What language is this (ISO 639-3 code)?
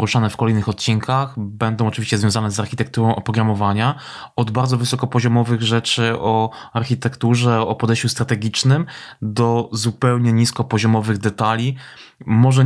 pol